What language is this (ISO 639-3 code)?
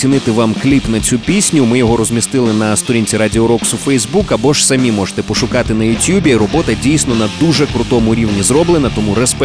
ukr